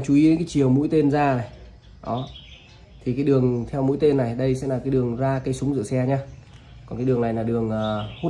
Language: Vietnamese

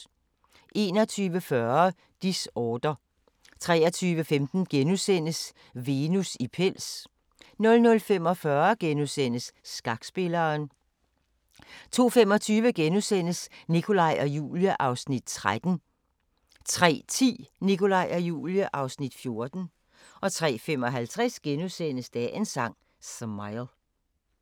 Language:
Danish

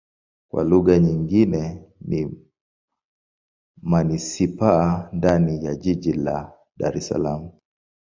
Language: Swahili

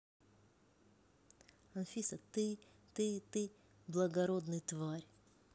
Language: Russian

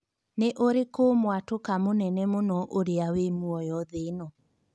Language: Kikuyu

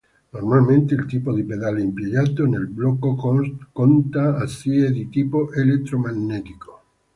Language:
Italian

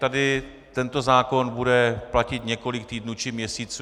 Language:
Czech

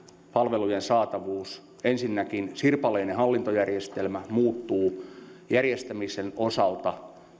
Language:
Finnish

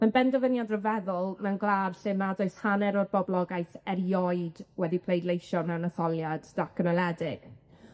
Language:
Welsh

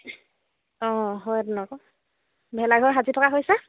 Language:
Assamese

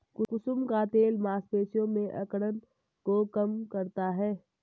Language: Hindi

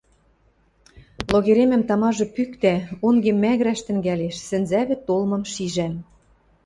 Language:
Western Mari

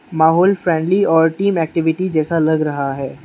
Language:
Hindi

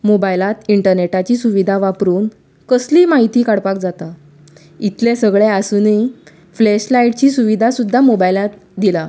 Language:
Konkani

